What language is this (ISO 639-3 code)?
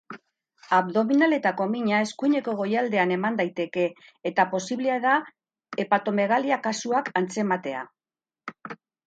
eus